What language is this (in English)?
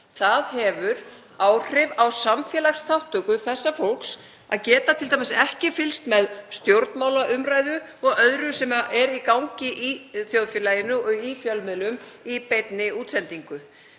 Icelandic